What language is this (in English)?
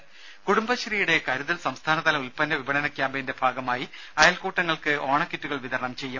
Malayalam